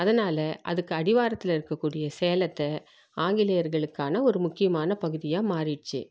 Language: Tamil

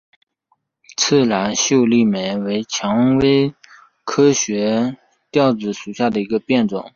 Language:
Chinese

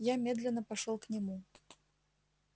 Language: Russian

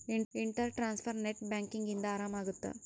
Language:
Kannada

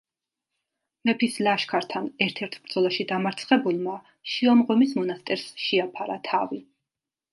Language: Georgian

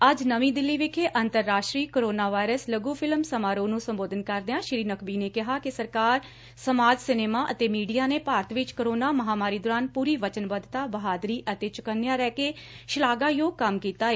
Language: Punjabi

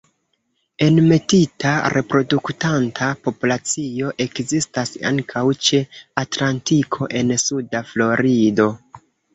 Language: Esperanto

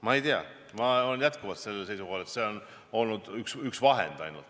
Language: Estonian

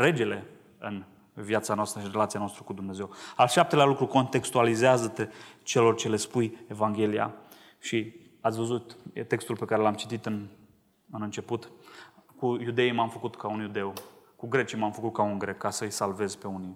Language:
Romanian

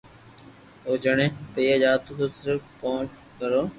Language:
Loarki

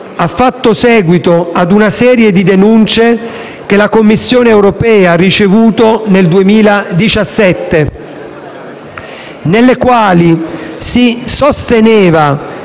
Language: Italian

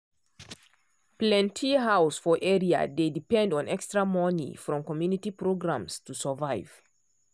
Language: Nigerian Pidgin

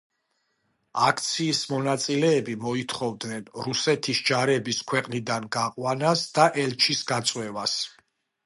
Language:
Georgian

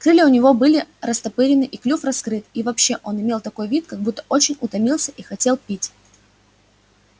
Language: Russian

